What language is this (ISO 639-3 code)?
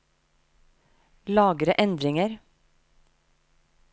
nor